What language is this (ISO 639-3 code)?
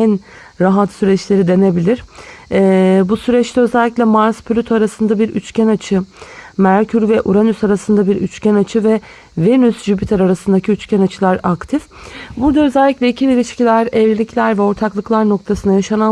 tur